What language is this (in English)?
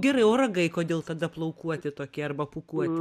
Lithuanian